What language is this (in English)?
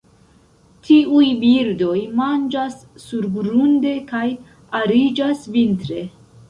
Esperanto